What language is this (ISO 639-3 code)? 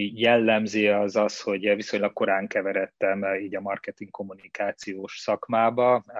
hun